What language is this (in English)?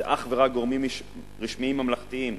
Hebrew